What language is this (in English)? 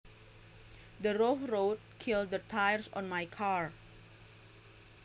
Javanese